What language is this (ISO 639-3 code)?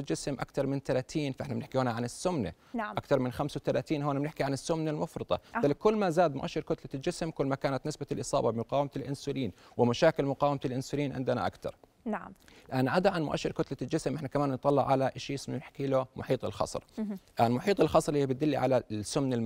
ara